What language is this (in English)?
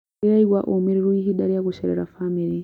Kikuyu